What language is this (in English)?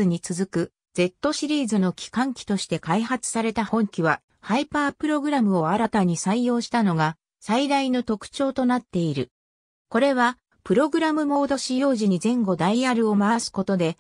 Japanese